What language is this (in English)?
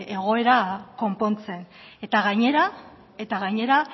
Basque